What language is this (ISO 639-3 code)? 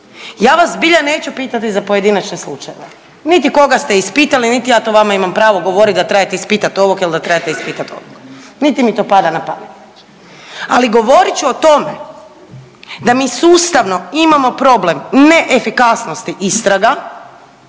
hrv